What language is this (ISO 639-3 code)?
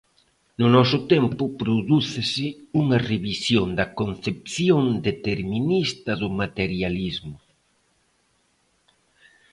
glg